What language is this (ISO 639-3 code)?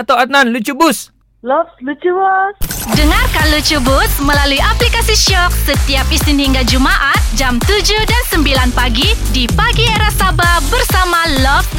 msa